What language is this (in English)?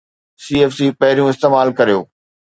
Sindhi